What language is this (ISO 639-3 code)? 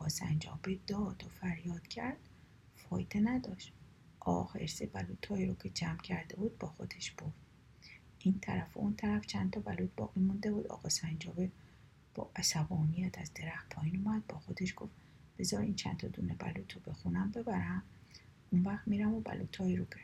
fas